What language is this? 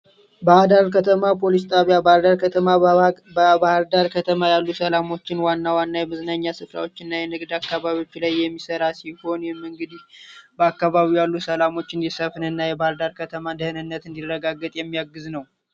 Amharic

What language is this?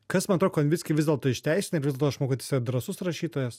Lithuanian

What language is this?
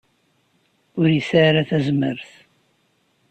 Kabyle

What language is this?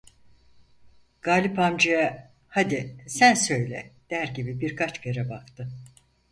Turkish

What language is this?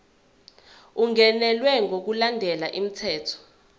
Zulu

